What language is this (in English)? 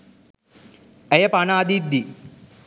Sinhala